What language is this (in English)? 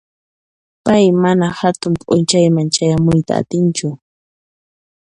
Puno Quechua